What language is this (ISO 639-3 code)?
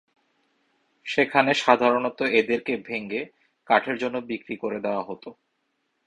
ben